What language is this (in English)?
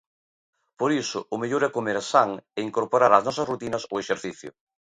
Galician